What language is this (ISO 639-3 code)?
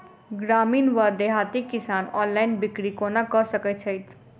mai